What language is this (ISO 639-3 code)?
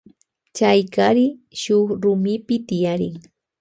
qvj